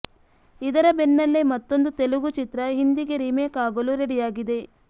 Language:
Kannada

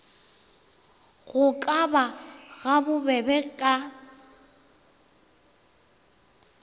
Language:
Northern Sotho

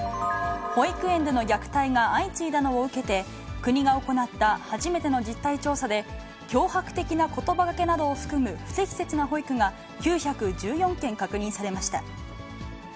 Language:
Japanese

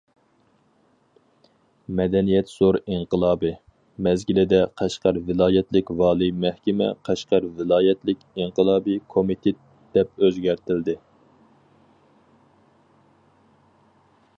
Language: Uyghur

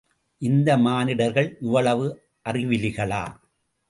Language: Tamil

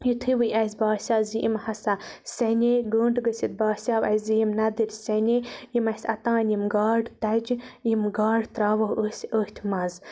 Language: Kashmiri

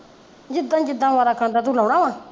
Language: Punjabi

